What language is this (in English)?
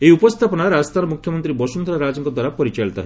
Odia